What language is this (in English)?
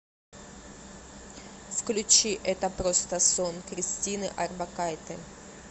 Russian